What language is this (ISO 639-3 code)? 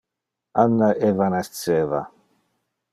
ina